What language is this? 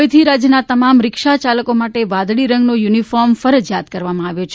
Gujarati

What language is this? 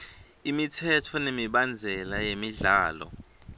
Swati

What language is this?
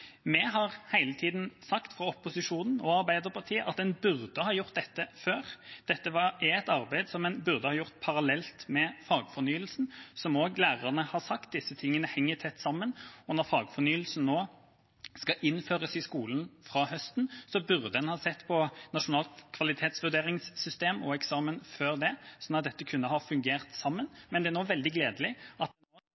Norwegian Bokmål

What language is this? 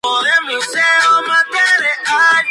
Spanish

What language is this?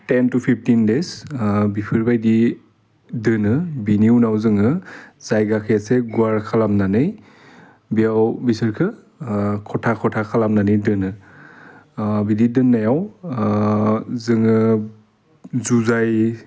Bodo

